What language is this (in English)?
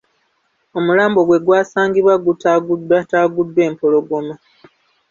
Ganda